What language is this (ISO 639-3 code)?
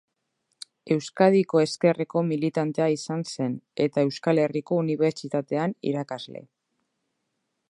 eus